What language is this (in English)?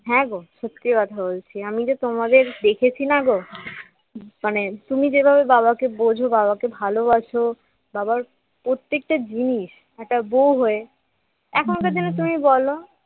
Bangla